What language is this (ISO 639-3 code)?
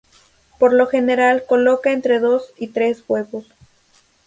spa